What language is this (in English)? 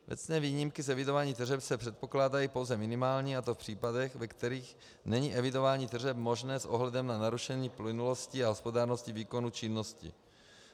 Czech